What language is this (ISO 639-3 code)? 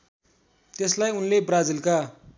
nep